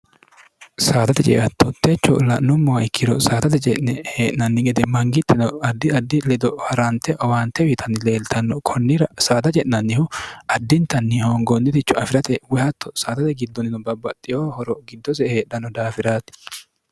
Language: Sidamo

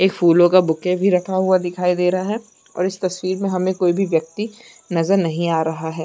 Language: Chhattisgarhi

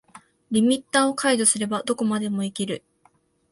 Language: Japanese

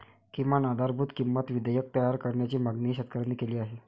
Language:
Marathi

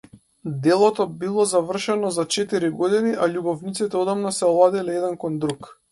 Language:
Macedonian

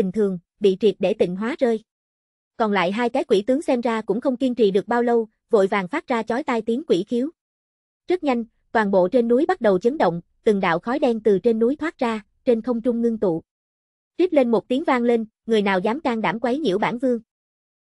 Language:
Vietnamese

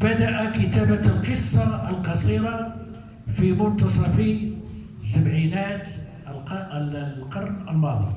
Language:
Arabic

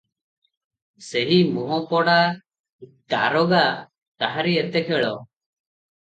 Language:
Odia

